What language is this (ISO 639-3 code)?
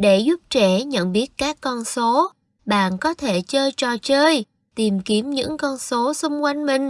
vie